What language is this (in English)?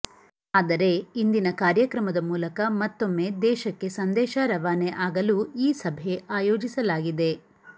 Kannada